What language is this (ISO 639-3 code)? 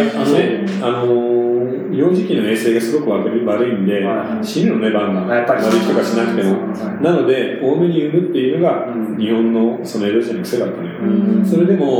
jpn